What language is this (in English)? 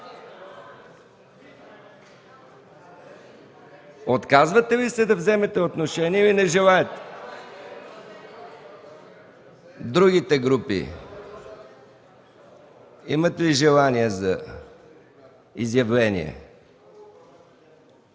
Bulgarian